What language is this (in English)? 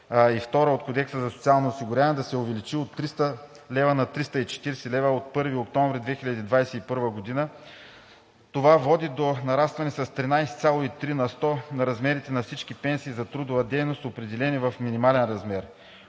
Bulgarian